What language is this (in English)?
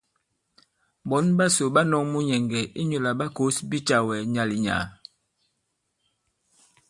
Bankon